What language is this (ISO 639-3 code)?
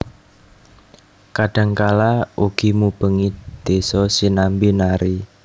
jav